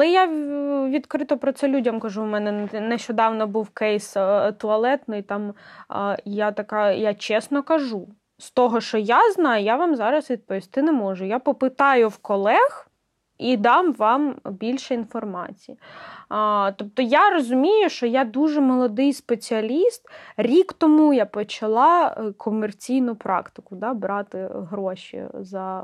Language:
Ukrainian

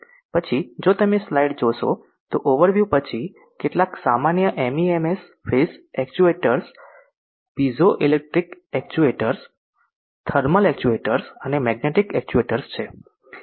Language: Gujarati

